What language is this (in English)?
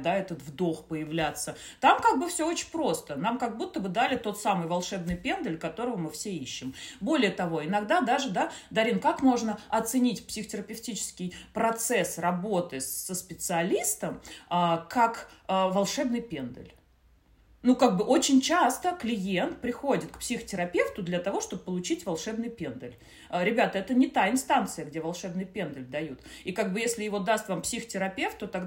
Russian